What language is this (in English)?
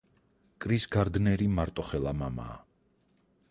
Georgian